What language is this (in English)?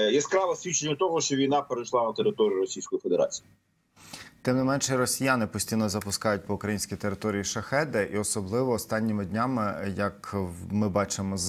Ukrainian